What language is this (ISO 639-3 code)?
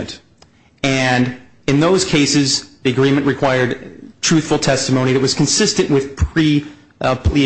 eng